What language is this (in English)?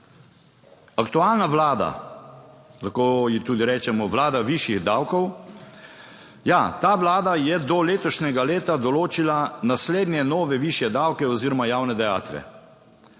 Slovenian